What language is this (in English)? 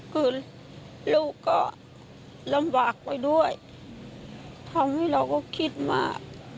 Thai